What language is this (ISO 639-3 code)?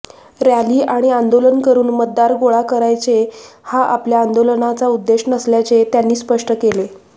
mar